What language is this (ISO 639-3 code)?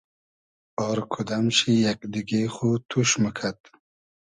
haz